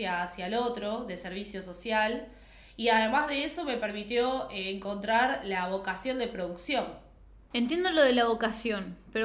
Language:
Spanish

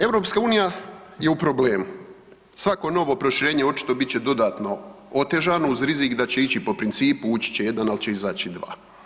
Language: Croatian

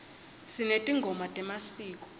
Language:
Swati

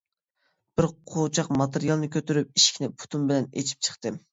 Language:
Uyghur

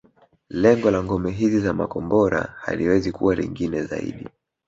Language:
Swahili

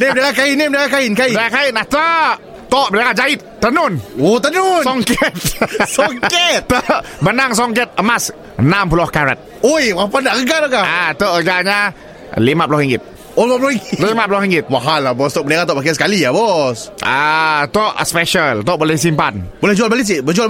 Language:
Malay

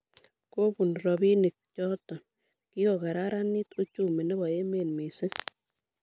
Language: Kalenjin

